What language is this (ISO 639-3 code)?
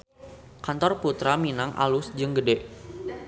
sun